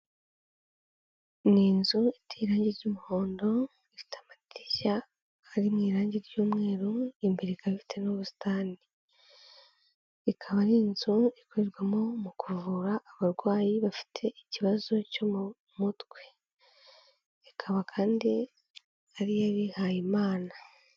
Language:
Kinyarwanda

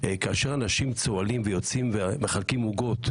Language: Hebrew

